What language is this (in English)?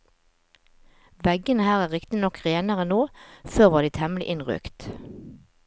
Norwegian